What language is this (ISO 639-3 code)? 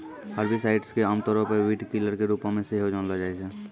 mai